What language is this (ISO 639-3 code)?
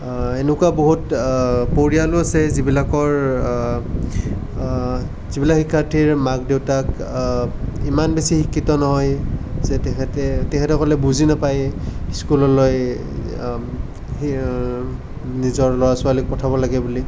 asm